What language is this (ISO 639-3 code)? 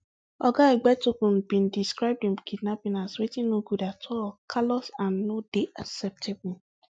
pcm